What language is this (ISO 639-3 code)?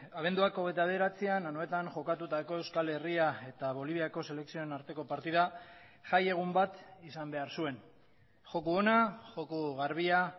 eus